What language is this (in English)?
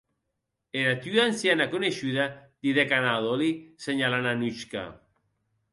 Occitan